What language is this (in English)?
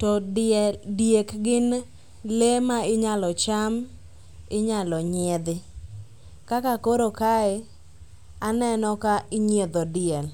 Luo (Kenya and Tanzania)